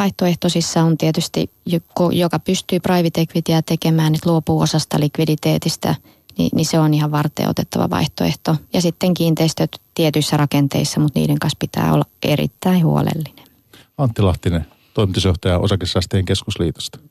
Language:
Finnish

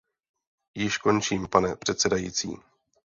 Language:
Czech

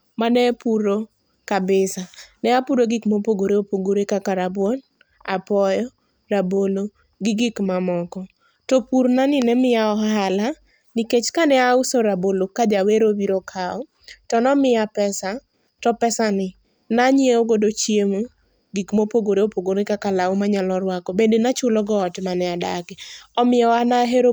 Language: Luo (Kenya and Tanzania)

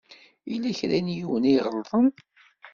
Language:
Kabyle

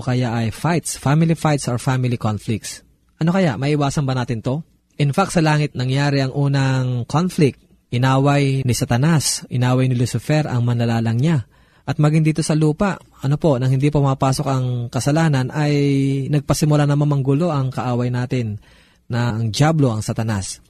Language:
Filipino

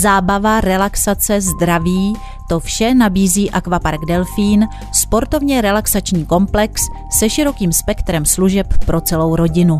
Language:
Czech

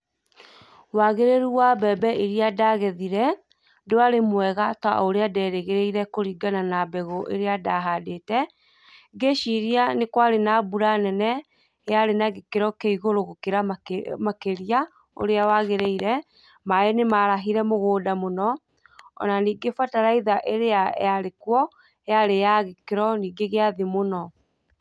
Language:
Kikuyu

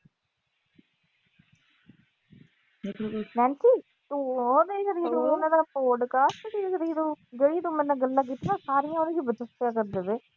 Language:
Punjabi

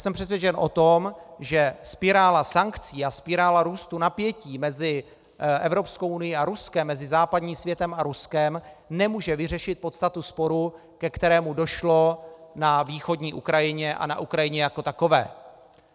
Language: Czech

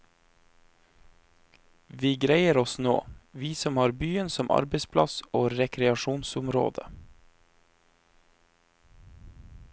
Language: Norwegian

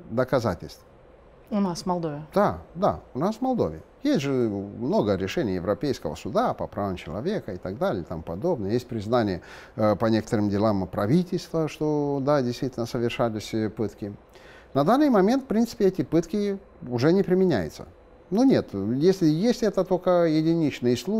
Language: Russian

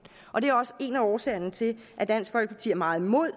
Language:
Danish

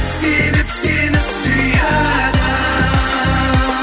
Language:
Kazakh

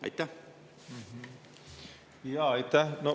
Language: Estonian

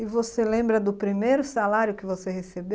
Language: Portuguese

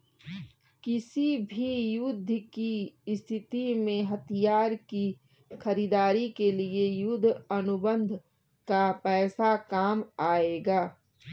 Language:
Hindi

